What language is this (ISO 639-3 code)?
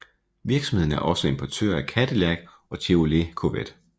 dan